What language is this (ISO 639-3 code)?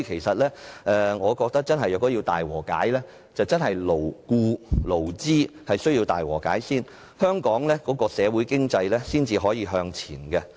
yue